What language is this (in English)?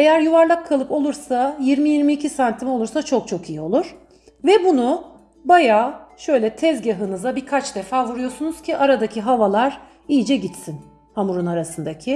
Turkish